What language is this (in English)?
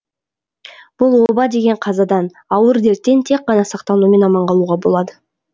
Kazakh